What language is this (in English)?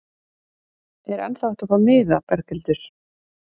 Icelandic